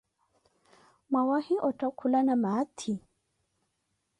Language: Koti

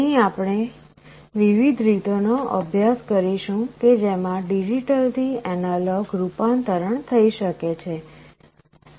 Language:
Gujarati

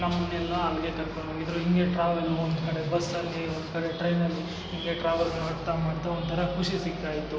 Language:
Kannada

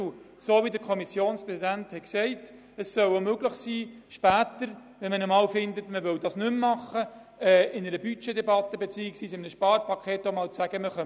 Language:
Swiss German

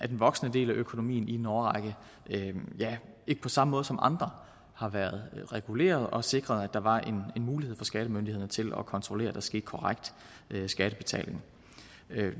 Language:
Danish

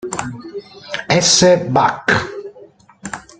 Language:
Italian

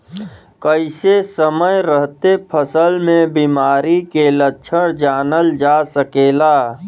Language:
Bhojpuri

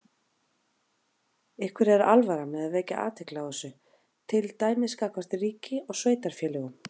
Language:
Icelandic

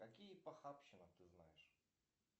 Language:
Russian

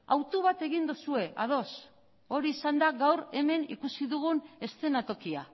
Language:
Basque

